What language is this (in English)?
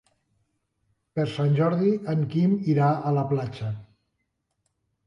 Catalan